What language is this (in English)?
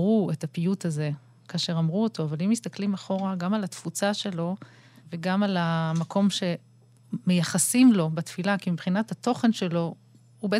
Hebrew